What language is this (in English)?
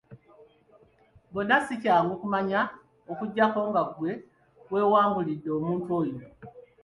Ganda